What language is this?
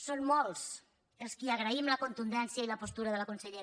Catalan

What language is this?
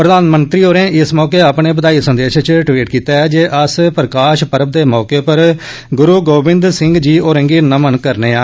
Dogri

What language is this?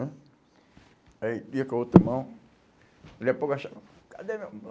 Portuguese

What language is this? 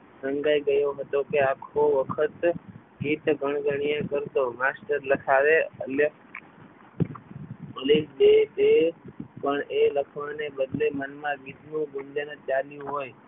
Gujarati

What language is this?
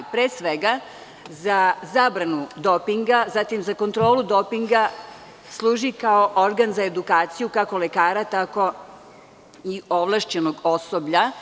Serbian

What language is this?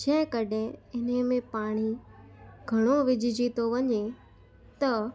Sindhi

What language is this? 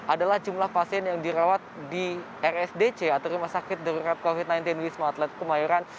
Indonesian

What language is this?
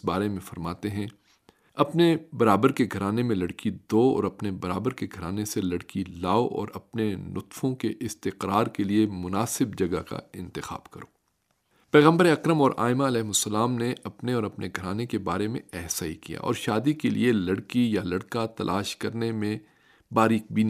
Urdu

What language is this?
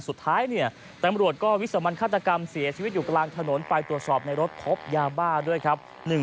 Thai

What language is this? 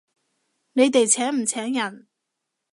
Cantonese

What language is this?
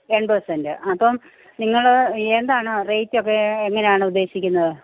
Malayalam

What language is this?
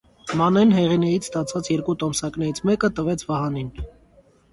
Armenian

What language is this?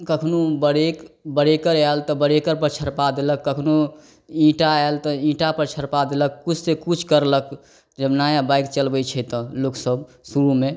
Maithili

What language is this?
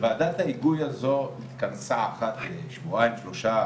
Hebrew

